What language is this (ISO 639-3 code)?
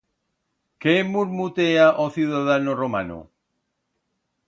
arg